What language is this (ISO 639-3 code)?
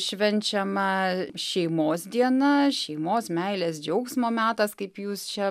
lit